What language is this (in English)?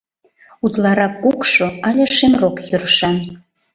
Mari